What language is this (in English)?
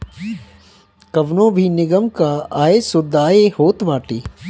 Bhojpuri